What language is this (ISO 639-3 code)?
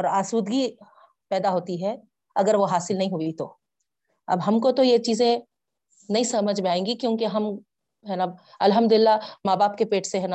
urd